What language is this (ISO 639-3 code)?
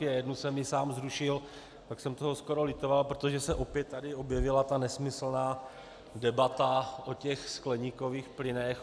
ces